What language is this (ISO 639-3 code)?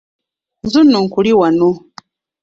lug